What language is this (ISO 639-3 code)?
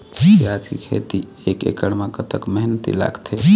hne